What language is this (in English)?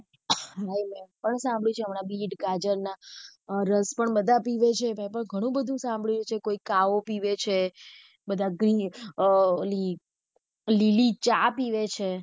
Gujarati